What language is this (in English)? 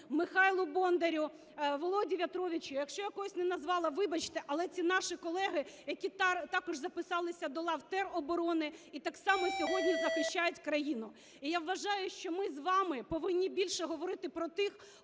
Ukrainian